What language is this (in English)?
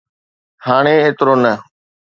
Sindhi